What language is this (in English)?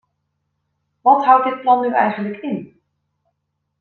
Dutch